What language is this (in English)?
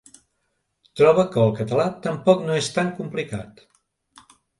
Catalan